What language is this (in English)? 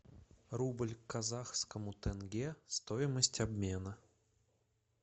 Russian